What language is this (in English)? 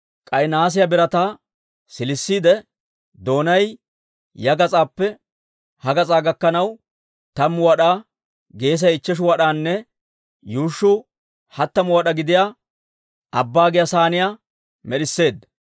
Dawro